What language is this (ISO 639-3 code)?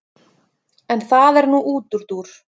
isl